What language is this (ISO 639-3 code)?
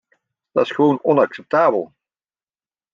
nld